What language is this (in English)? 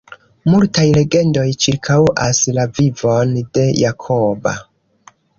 Esperanto